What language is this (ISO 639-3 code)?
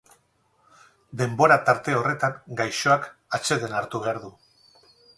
eus